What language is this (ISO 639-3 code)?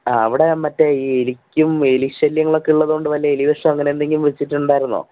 mal